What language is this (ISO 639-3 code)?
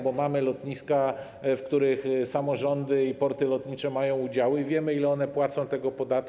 pol